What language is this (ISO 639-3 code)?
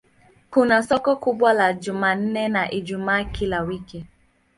swa